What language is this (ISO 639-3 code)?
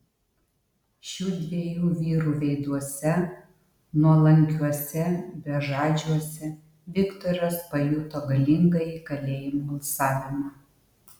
lit